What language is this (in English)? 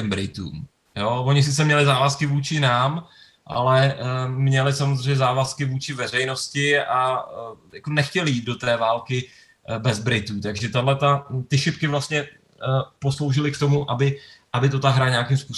Czech